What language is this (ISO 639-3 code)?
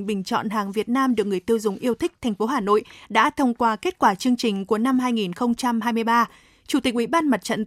vie